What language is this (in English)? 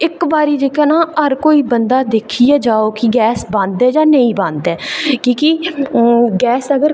Dogri